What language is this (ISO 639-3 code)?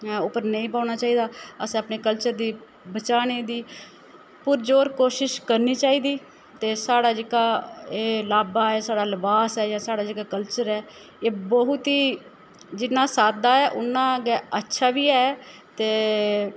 doi